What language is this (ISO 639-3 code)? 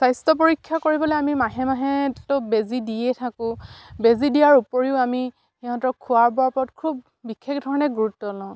asm